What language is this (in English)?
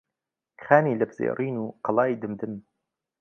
Central Kurdish